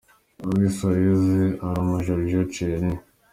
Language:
Kinyarwanda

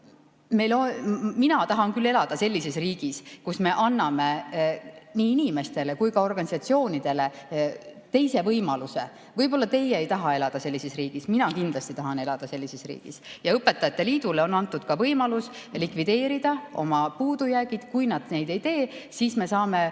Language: Estonian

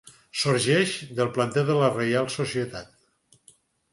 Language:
Catalan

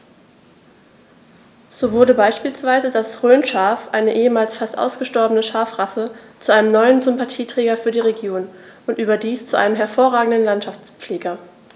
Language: German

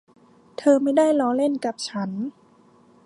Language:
Thai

